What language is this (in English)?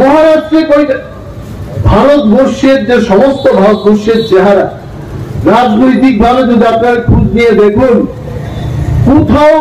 Bangla